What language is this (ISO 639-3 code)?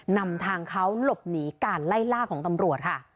tha